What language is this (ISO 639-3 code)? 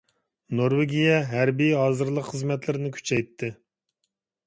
uig